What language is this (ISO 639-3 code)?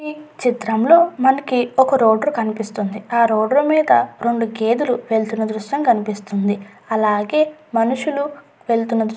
tel